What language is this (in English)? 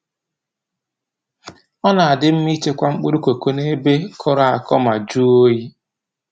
Igbo